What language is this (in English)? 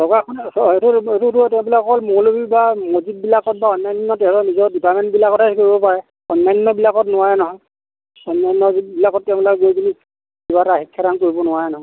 Assamese